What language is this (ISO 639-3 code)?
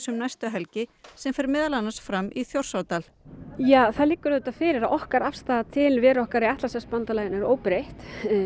isl